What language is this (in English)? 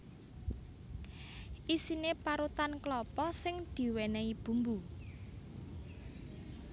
Javanese